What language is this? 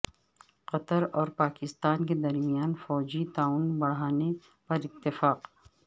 Urdu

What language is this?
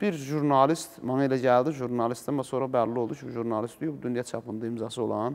Turkish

